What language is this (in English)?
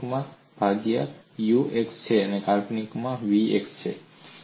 Gujarati